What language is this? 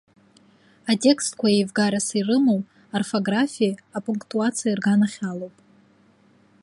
Abkhazian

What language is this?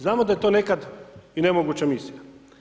Croatian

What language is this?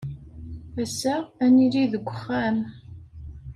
Kabyle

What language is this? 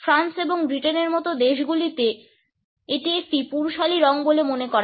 Bangla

